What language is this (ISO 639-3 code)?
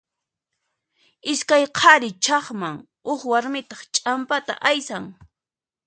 qxp